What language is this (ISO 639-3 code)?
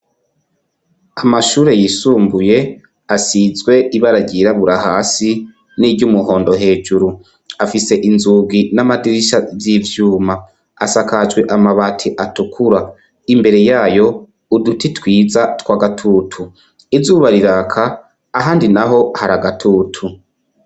run